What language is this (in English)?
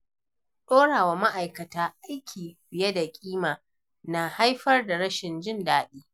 Hausa